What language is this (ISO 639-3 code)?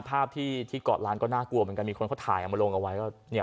tha